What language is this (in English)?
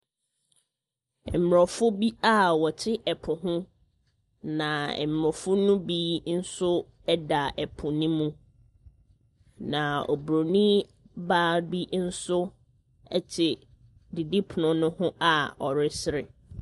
Akan